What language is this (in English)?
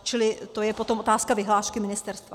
Czech